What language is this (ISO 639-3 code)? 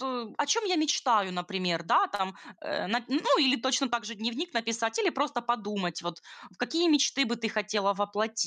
rus